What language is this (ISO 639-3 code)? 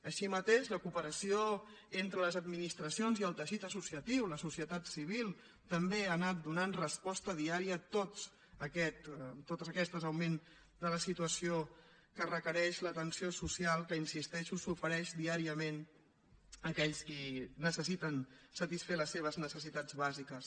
cat